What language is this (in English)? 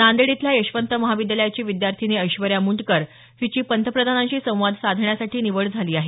Marathi